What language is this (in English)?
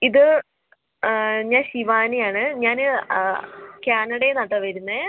Malayalam